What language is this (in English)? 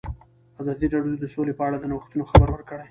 Pashto